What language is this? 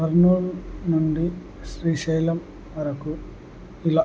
Telugu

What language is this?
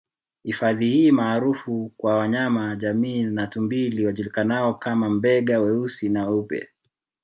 Swahili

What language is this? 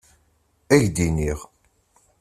Kabyle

